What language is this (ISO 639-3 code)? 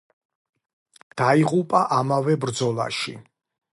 kat